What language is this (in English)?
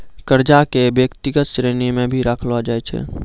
Maithili